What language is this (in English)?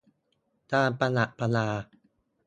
Thai